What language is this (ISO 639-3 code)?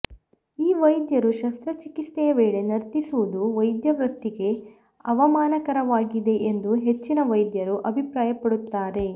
kan